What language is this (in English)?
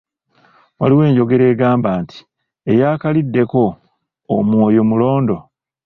Ganda